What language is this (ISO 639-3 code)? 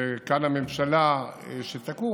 heb